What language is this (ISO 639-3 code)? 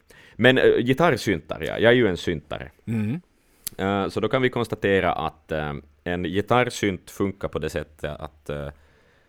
swe